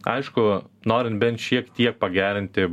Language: Lithuanian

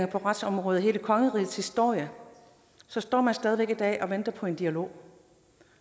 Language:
Danish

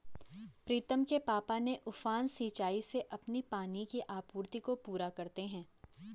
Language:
Hindi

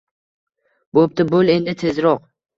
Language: Uzbek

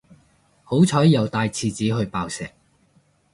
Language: Cantonese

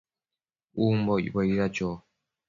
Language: Matsés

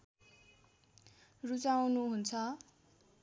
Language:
Nepali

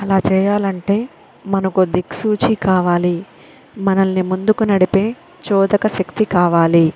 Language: Telugu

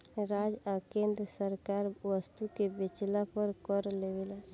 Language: Bhojpuri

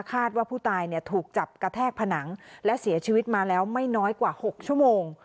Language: Thai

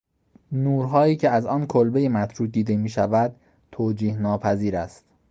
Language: Persian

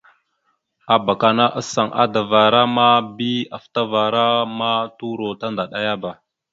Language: Mada (Cameroon)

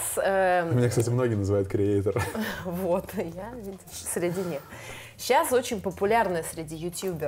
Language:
Russian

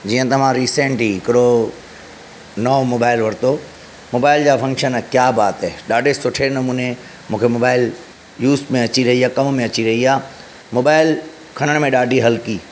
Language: Sindhi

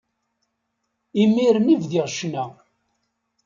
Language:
Kabyle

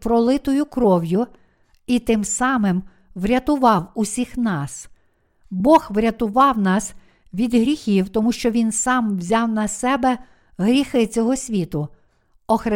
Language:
Ukrainian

